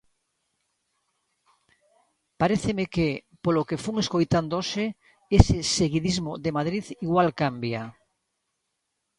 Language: Galician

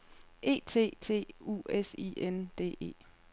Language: Danish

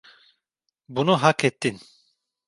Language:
Turkish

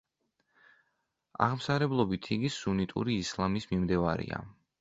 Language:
Georgian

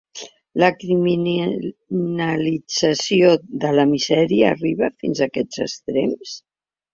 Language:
Catalan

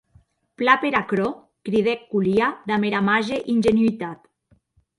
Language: Occitan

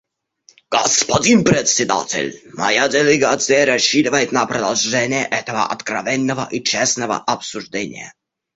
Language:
Russian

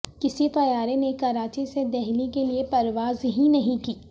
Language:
Urdu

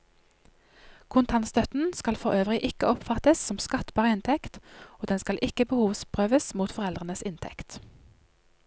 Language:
Norwegian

